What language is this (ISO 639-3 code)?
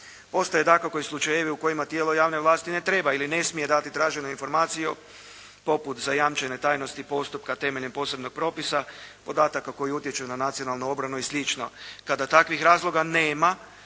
hrv